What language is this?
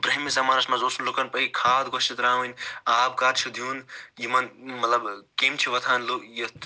Kashmiri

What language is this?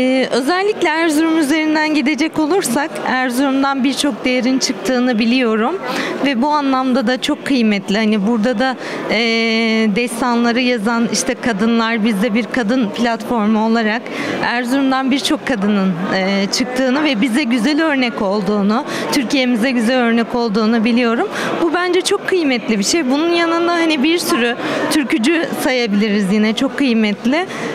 Turkish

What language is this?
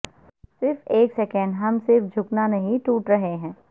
Urdu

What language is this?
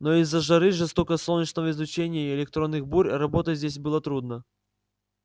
Russian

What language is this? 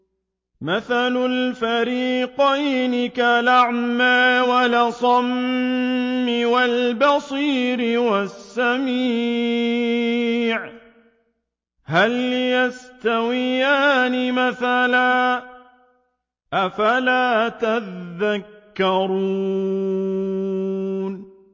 Arabic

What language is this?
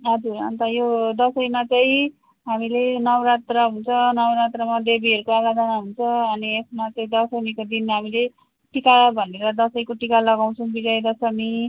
Nepali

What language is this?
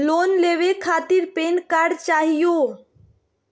Magahi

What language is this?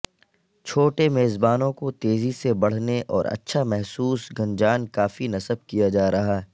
Urdu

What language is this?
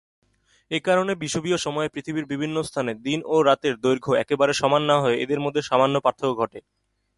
Bangla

